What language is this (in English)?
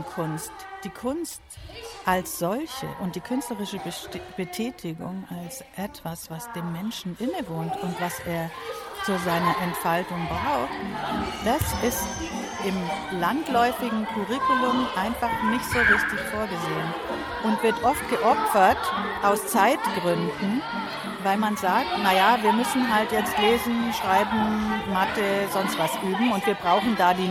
German